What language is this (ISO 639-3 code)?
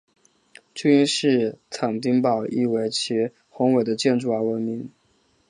zho